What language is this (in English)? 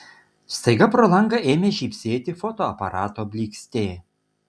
Lithuanian